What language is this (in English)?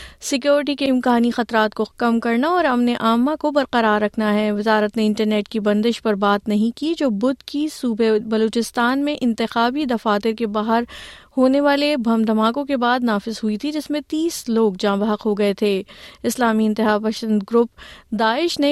Urdu